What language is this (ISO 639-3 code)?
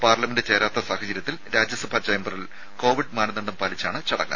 mal